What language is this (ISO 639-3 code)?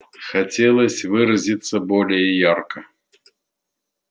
rus